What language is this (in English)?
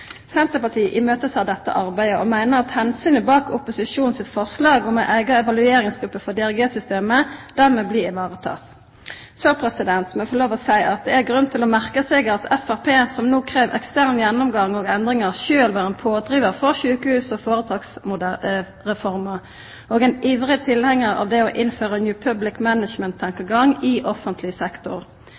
Norwegian Nynorsk